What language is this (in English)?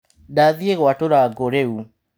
Kikuyu